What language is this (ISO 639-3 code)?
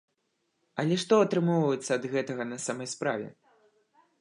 bel